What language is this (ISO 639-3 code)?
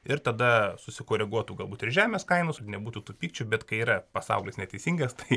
lit